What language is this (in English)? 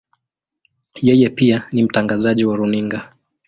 Swahili